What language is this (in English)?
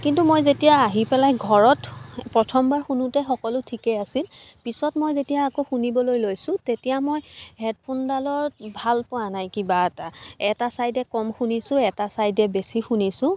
Assamese